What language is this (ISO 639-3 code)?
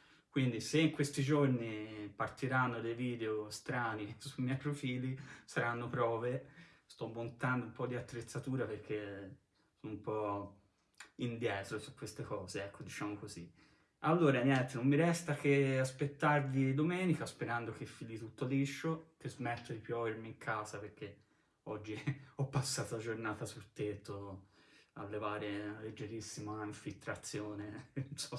ita